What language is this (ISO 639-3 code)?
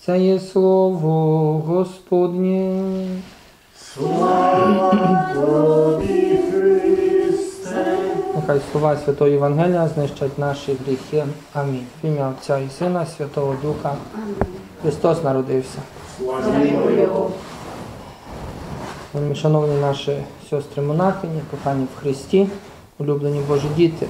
ukr